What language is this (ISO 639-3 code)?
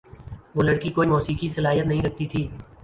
urd